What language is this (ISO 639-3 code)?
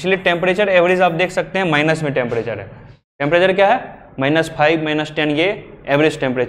hin